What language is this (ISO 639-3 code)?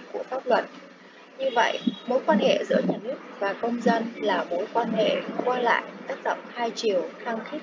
vie